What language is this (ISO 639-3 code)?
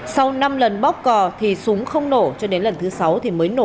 vie